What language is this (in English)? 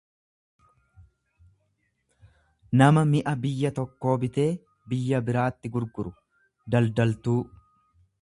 Oromo